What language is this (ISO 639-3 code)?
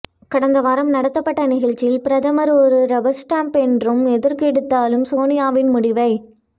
tam